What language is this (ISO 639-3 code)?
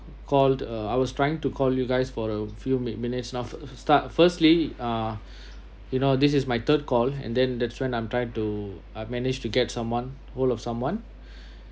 eng